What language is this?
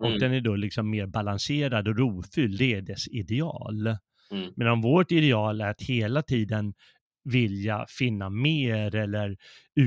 Swedish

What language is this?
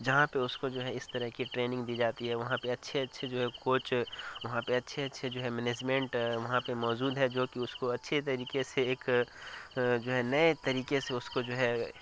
Urdu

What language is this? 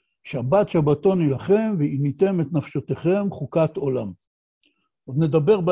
Hebrew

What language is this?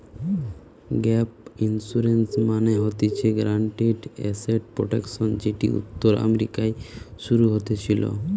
Bangla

